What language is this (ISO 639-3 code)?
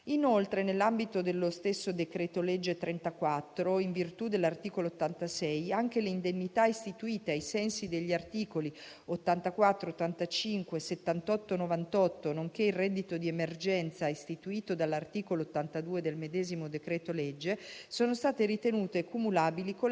ita